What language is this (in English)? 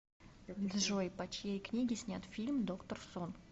Russian